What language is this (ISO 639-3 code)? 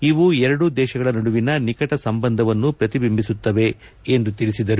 kan